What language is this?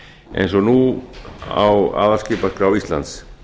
Icelandic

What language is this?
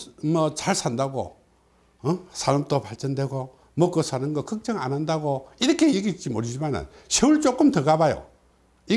Korean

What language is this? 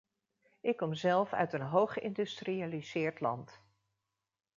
Dutch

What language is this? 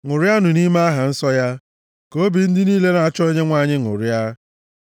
Igbo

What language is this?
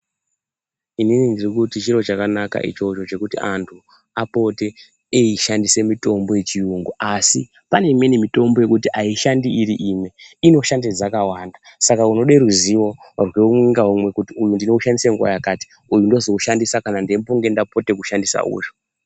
Ndau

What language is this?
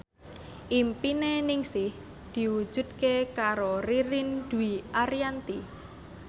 Javanese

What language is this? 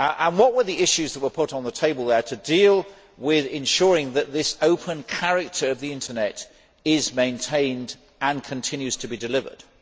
English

